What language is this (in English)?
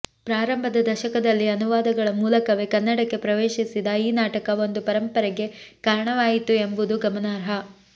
Kannada